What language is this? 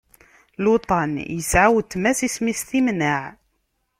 Kabyle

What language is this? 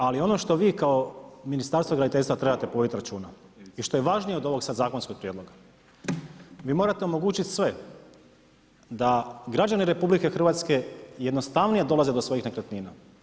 Croatian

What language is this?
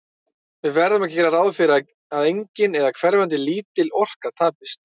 Icelandic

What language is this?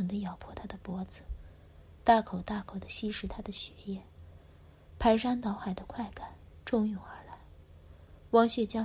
Chinese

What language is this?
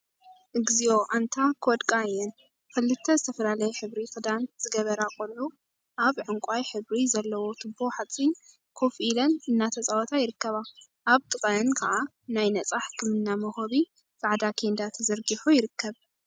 Tigrinya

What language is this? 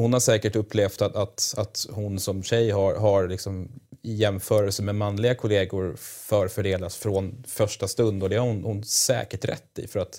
Swedish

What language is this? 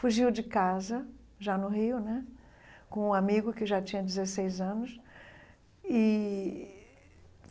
Portuguese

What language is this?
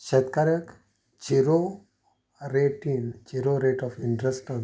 Konkani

